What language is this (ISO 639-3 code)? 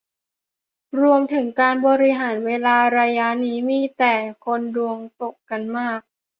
tha